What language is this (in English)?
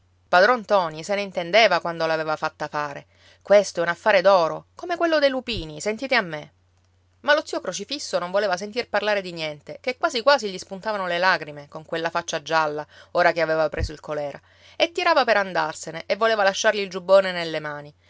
Italian